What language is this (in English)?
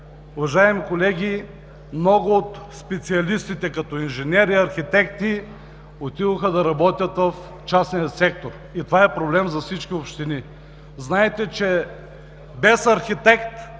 Bulgarian